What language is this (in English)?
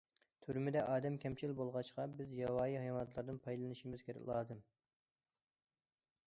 Uyghur